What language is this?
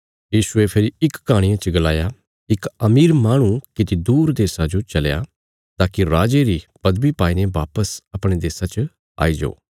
Bilaspuri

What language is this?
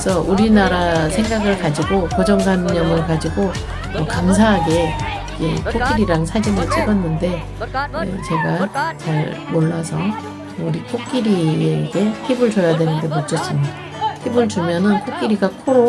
Korean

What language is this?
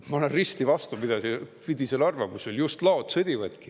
Estonian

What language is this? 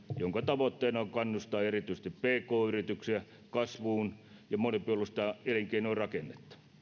Finnish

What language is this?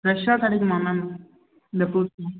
Tamil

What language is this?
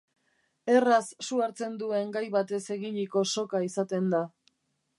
Basque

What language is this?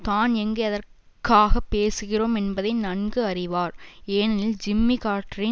Tamil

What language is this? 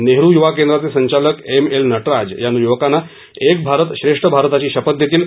Marathi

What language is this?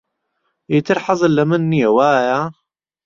Central Kurdish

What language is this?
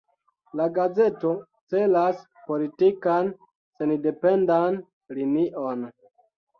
Esperanto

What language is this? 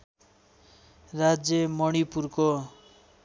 Nepali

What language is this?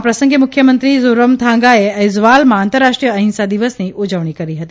Gujarati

